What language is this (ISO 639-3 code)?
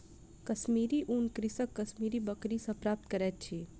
mai